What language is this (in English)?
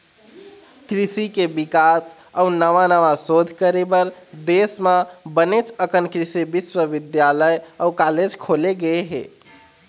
Chhattisgarhi